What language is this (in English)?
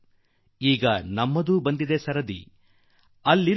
Kannada